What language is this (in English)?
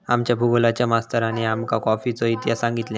Marathi